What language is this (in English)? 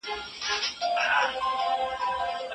Pashto